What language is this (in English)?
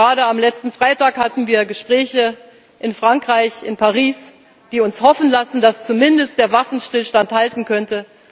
German